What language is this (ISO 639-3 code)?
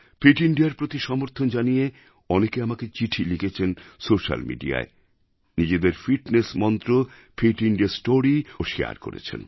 ben